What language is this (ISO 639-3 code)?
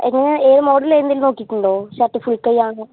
mal